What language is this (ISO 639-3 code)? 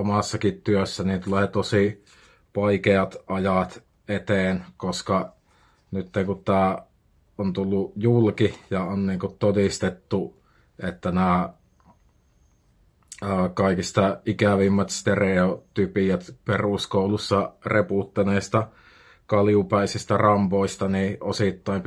fin